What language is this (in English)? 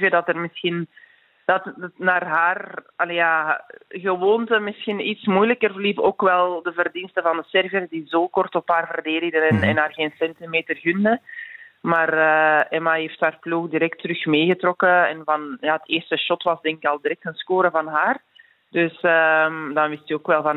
Dutch